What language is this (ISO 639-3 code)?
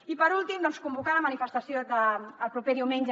cat